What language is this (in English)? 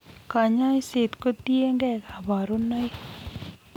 Kalenjin